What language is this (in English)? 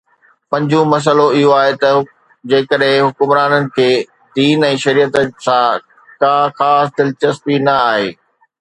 Sindhi